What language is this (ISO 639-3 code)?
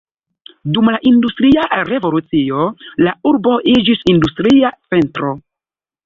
epo